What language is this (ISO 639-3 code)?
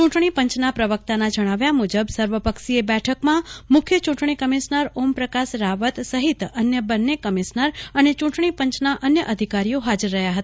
guj